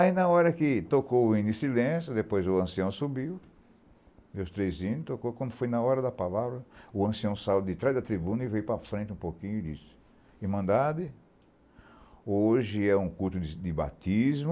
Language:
Portuguese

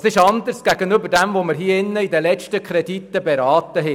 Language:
Swiss German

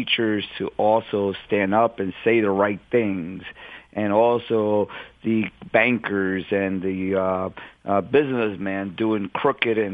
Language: English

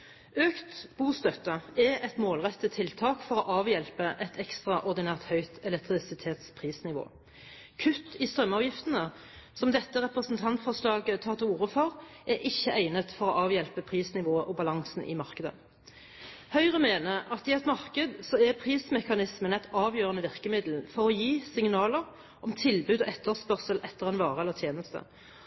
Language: Norwegian Bokmål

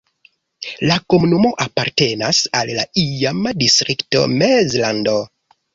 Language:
Esperanto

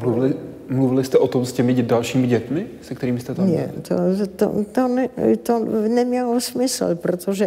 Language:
Czech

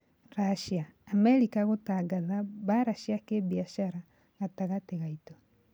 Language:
Kikuyu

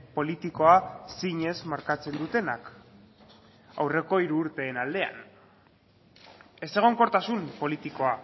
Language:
Basque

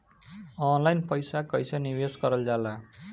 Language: Bhojpuri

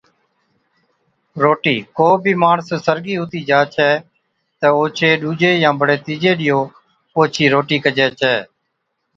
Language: Od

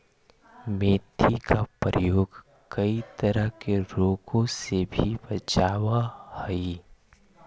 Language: Magahi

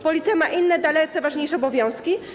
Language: Polish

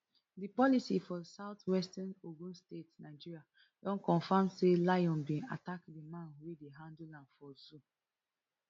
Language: Nigerian Pidgin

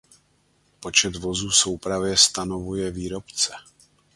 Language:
Czech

